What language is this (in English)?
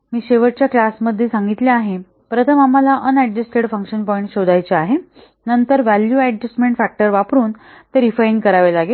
Marathi